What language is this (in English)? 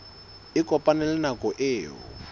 Southern Sotho